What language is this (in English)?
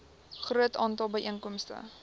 Afrikaans